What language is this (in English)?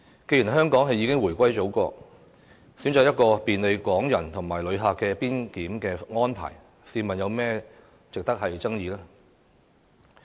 Cantonese